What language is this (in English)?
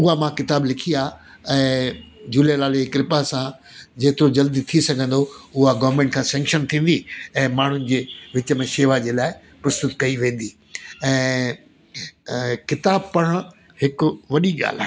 Sindhi